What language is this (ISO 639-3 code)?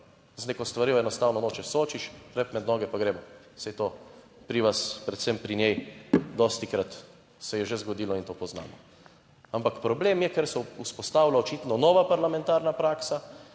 slv